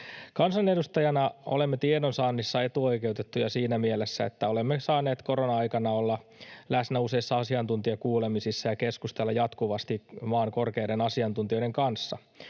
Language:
Finnish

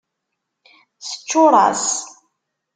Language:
Kabyle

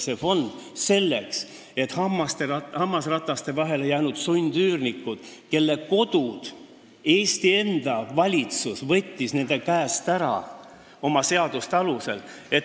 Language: Estonian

